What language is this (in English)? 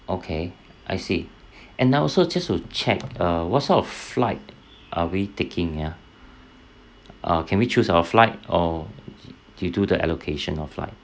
English